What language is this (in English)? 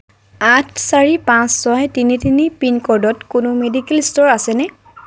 Assamese